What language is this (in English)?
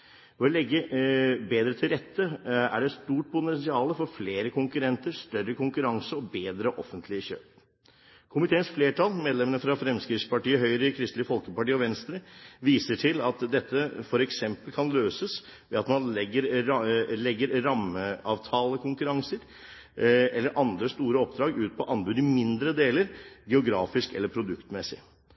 Norwegian Bokmål